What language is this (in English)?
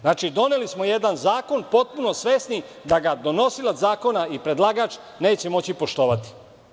Serbian